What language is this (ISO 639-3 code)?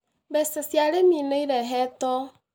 kik